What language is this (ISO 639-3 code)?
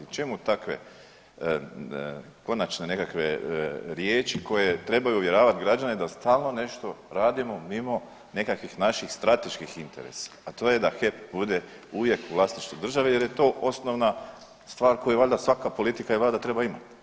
hrv